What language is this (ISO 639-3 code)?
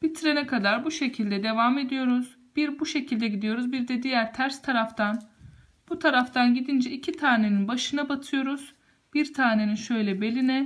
tur